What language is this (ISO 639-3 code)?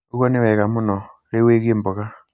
kik